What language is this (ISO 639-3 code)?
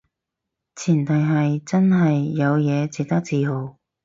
yue